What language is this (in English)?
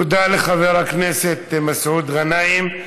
Hebrew